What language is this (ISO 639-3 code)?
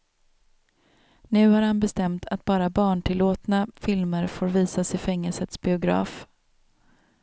swe